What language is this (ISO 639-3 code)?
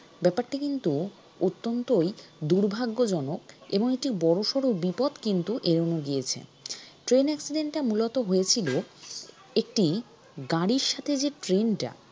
ben